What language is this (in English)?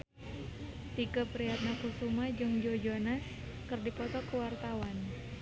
Sundanese